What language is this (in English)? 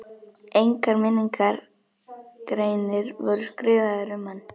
Icelandic